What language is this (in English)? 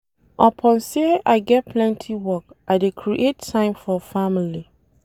Nigerian Pidgin